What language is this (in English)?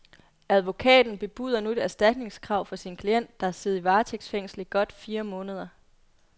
Danish